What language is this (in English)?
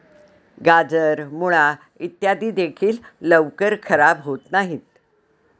Marathi